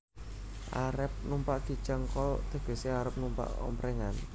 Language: Javanese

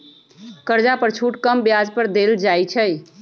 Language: Magahi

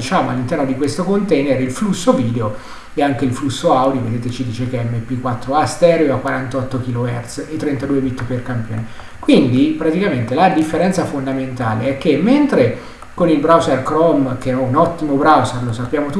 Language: Italian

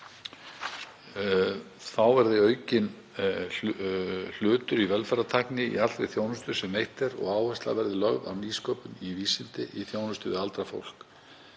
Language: Icelandic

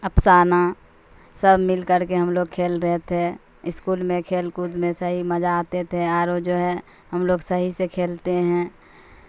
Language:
Urdu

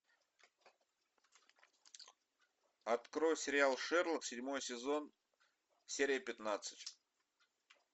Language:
Russian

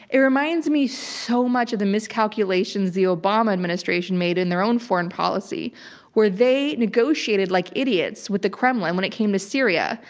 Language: English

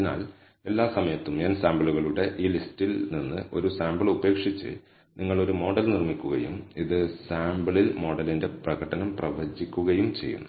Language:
Malayalam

